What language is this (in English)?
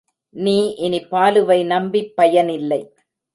Tamil